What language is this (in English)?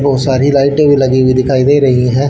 Hindi